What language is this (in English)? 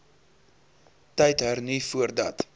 Afrikaans